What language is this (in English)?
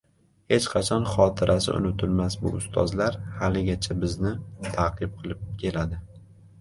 Uzbek